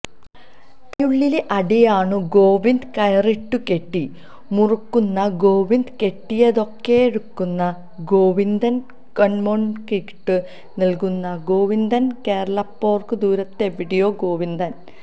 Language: Malayalam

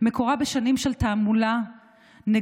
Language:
Hebrew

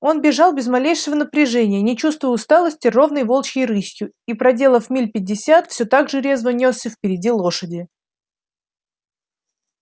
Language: Russian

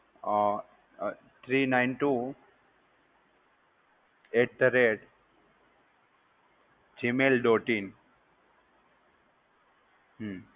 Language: Gujarati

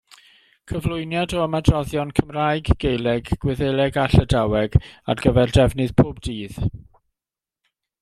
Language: Welsh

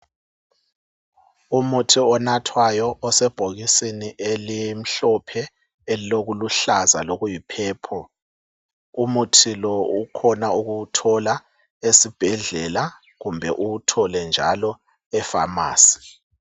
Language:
North Ndebele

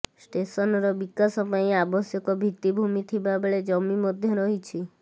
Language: Odia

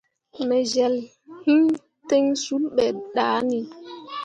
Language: Mundang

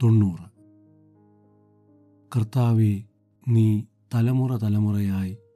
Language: Malayalam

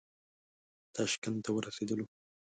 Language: Pashto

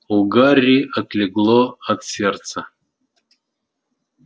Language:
Russian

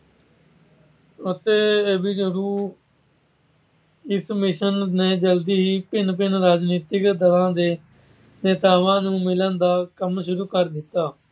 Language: Punjabi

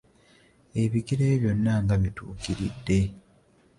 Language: Ganda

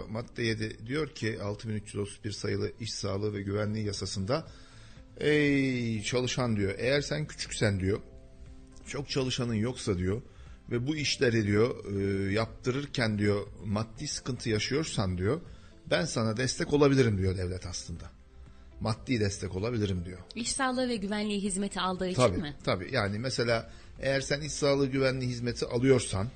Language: Turkish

